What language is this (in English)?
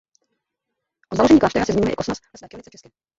Czech